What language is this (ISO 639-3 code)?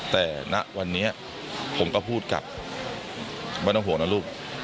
tha